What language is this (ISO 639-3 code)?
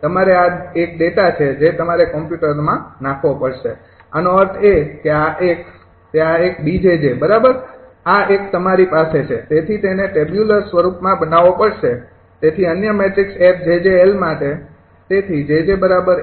guj